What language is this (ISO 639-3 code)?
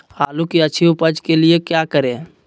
mag